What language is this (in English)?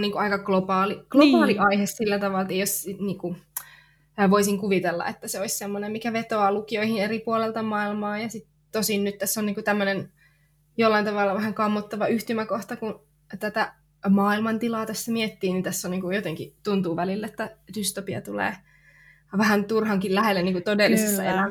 Finnish